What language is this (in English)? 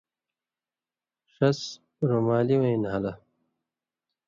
Indus Kohistani